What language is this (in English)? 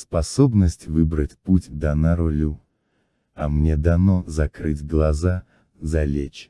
Russian